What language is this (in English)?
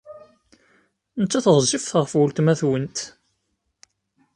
Kabyle